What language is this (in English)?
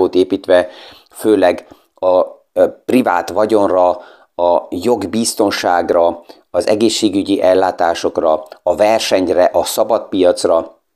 Hungarian